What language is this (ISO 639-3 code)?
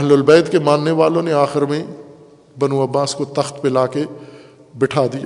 urd